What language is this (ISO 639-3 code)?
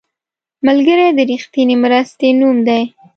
pus